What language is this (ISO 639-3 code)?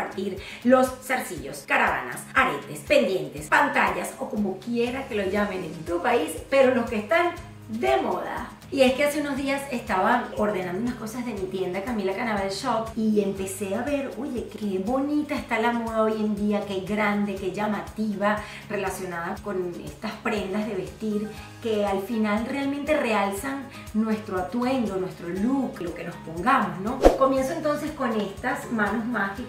spa